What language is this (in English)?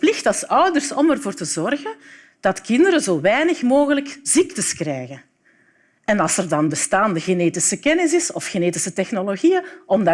Dutch